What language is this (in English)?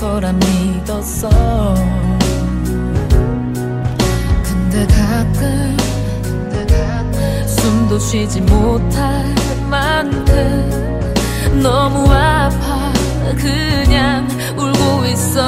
Korean